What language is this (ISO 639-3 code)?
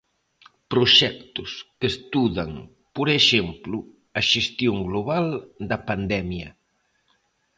glg